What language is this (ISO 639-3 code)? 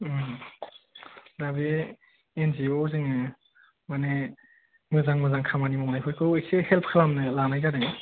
brx